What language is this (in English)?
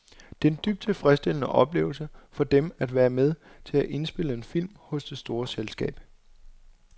Danish